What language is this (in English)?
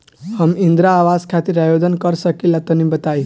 Bhojpuri